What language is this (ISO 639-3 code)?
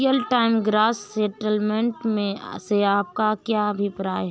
hin